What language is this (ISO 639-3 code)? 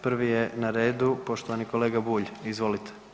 hrv